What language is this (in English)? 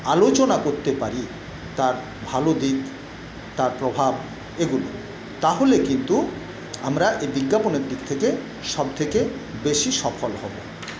Bangla